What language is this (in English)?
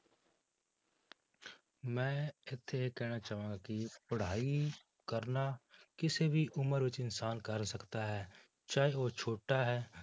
Punjabi